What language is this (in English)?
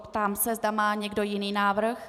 Czech